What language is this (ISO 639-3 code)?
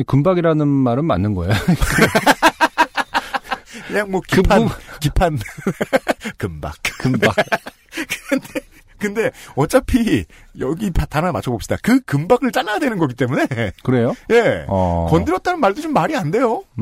kor